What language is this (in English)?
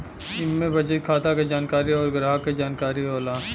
Bhojpuri